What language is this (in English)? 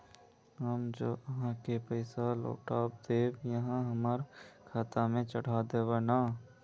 Magahi